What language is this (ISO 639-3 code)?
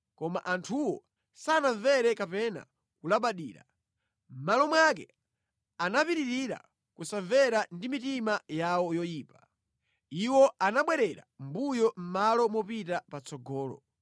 nya